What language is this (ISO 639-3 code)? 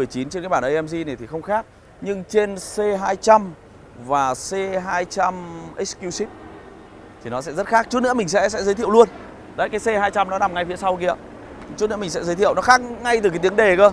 vie